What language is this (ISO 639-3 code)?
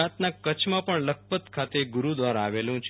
guj